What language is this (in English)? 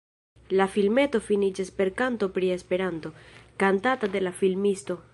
Esperanto